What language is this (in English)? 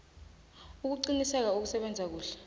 South Ndebele